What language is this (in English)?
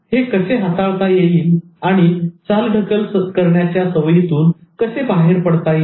Marathi